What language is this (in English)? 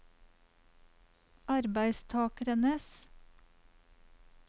Norwegian